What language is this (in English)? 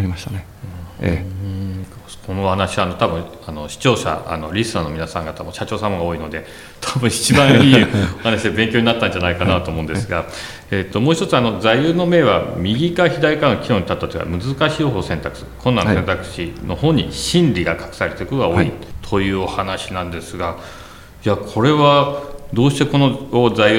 Japanese